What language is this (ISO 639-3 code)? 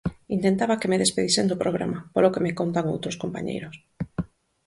glg